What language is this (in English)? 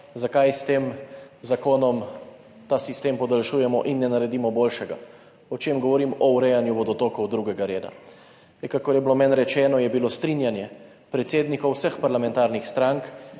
Slovenian